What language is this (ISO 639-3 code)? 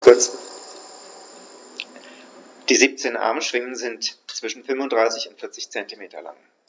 deu